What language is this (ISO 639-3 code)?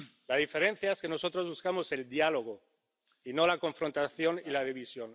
spa